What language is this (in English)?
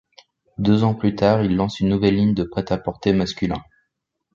French